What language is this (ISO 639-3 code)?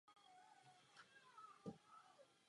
ces